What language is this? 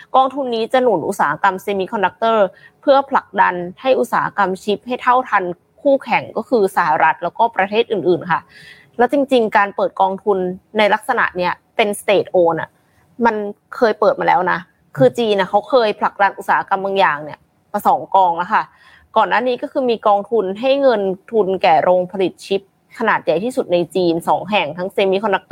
Thai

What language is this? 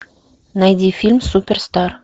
Russian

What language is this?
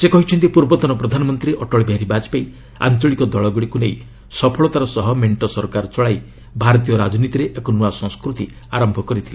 Odia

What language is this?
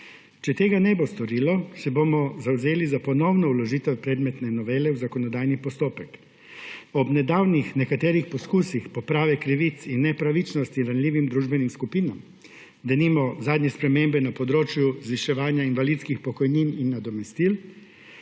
Slovenian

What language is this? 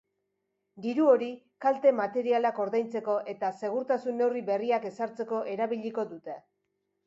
Basque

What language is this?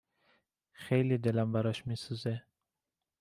Persian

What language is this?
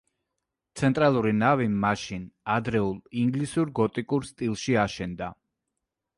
Georgian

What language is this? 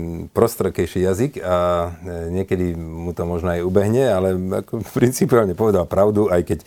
Slovak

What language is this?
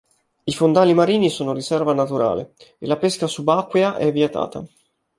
Italian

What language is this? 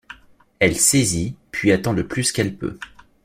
French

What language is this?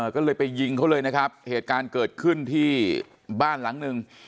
Thai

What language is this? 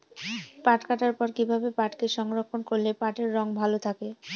Bangla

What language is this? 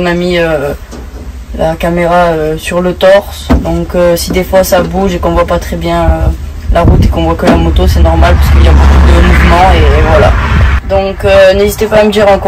French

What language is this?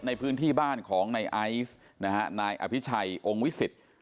Thai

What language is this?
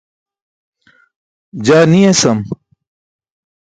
Burushaski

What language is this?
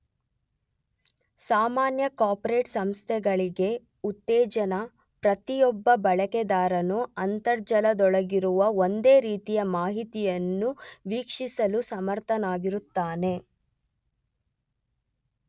Kannada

